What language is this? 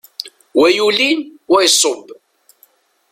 Kabyle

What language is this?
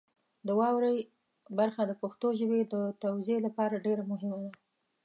Pashto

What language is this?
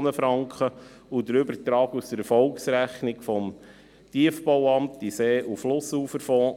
Swiss German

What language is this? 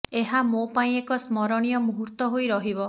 Odia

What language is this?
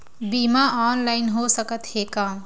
Chhattisgarhi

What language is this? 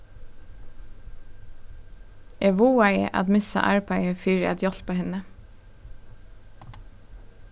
Faroese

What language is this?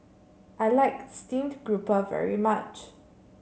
English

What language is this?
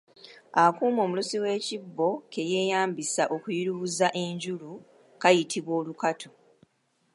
Ganda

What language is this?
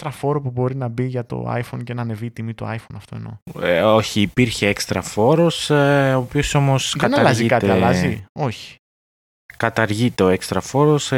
Greek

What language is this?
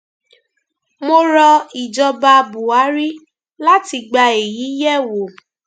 Yoruba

